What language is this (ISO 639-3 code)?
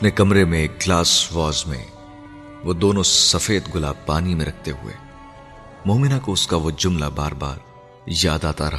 urd